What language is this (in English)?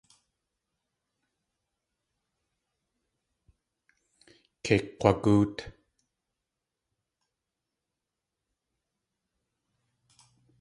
Tlingit